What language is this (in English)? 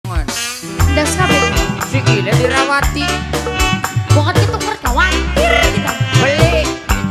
Indonesian